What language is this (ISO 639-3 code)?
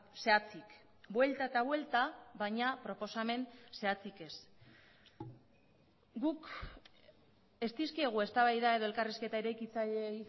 eus